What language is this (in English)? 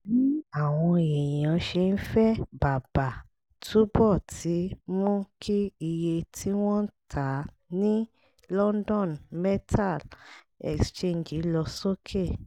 Yoruba